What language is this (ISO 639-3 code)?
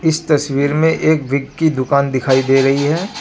hin